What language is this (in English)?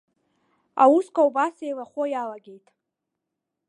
Abkhazian